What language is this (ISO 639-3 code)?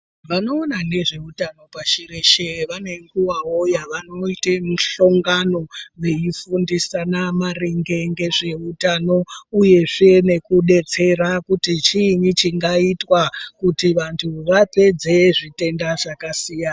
ndc